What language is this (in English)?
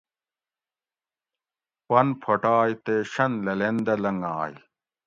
Gawri